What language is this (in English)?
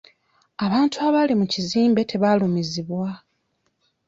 Ganda